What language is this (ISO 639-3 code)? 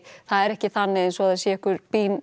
isl